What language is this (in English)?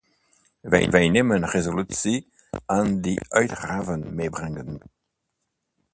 Dutch